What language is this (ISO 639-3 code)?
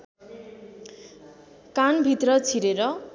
nep